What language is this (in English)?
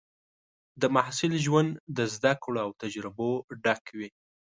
Pashto